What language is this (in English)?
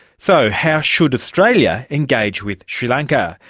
English